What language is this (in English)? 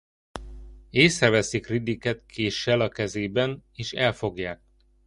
Hungarian